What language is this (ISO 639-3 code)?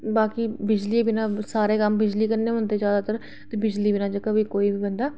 doi